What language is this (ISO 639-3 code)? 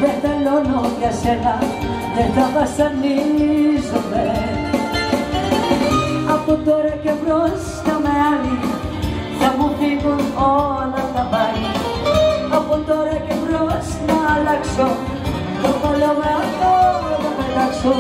ell